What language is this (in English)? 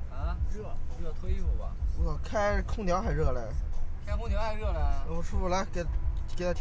Chinese